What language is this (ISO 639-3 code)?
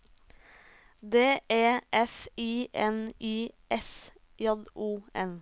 nor